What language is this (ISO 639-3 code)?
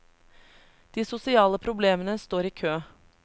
nor